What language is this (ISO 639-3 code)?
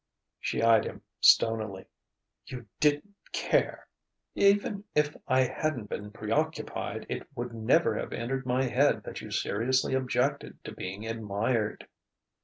eng